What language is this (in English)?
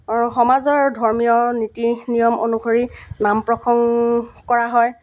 Assamese